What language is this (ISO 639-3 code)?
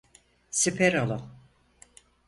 tur